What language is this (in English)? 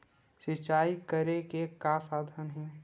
Chhattisgarhi